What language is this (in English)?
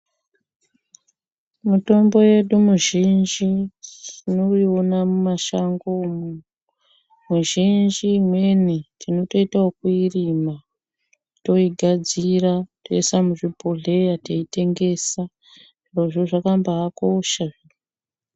Ndau